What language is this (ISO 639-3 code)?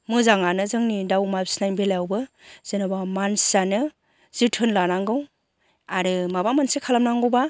brx